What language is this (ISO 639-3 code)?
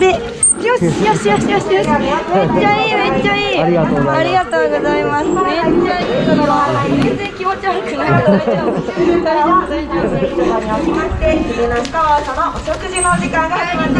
jpn